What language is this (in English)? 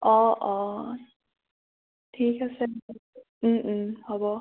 Assamese